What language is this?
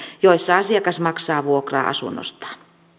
Finnish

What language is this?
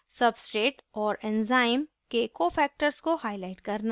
Hindi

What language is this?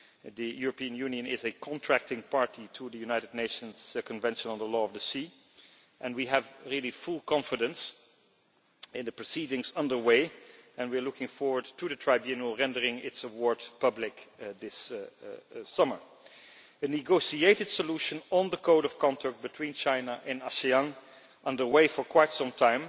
English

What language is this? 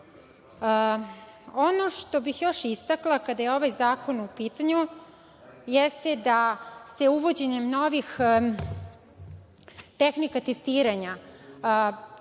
Serbian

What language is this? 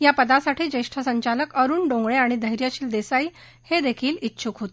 Marathi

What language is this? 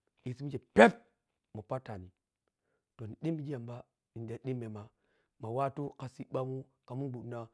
Piya-Kwonci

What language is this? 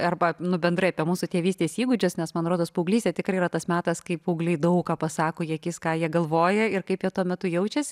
Lithuanian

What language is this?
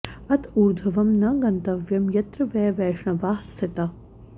Sanskrit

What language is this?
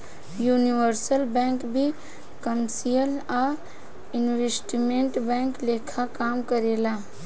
Bhojpuri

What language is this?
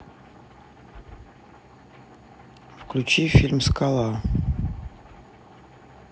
Russian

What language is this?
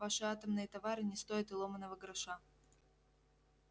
Russian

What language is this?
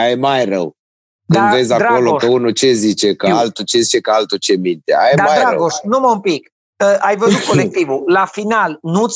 Romanian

